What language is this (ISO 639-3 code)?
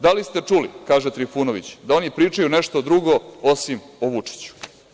srp